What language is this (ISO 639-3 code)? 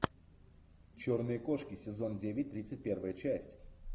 rus